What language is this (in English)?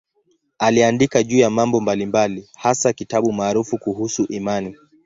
Swahili